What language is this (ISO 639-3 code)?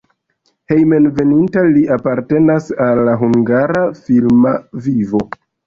epo